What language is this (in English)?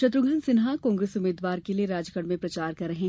Hindi